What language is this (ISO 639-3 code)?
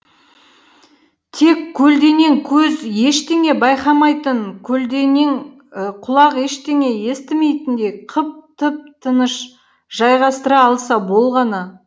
kaz